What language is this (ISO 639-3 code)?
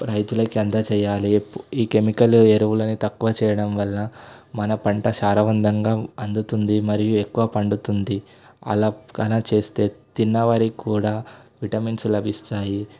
tel